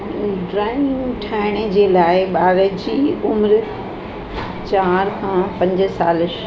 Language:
Sindhi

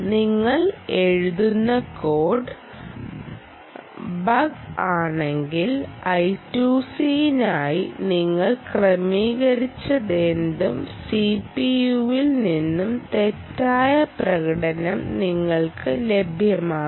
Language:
Malayalam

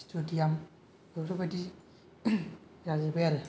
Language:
Bodo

